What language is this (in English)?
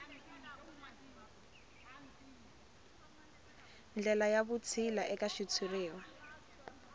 Tsonga